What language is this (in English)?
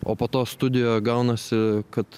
Lithuanian